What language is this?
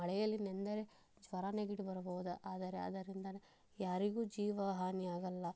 Kannada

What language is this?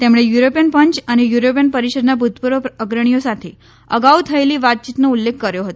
Gujarati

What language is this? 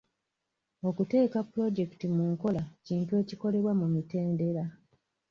Ganda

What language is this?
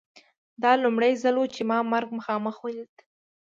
Pashto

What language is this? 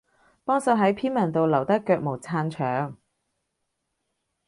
Cantonese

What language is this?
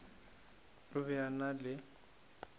Northern Sotho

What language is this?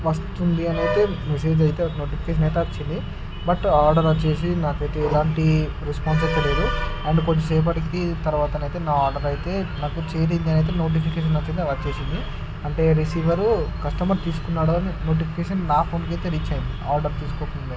Telugu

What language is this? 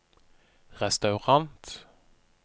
Norwegian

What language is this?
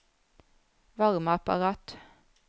Norwegian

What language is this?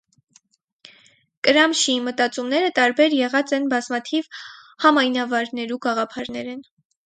Armenian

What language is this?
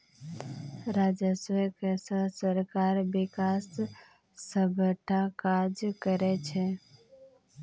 Maithili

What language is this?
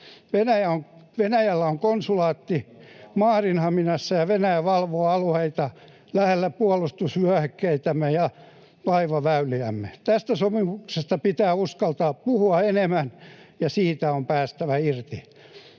Finnish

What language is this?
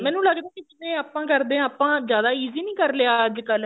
Punjabi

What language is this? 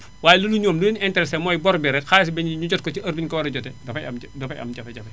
Wolof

